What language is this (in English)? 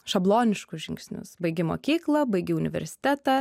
Lithuanian